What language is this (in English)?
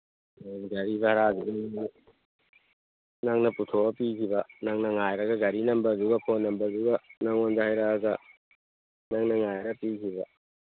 Manipuri